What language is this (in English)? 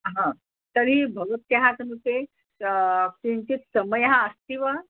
Sanskrit